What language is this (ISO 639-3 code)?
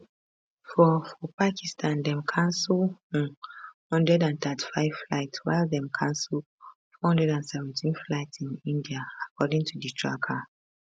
pcm